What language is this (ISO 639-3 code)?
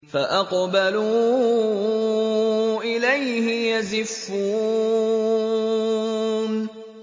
ara